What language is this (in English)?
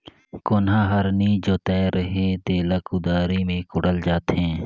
Chhattisgarhi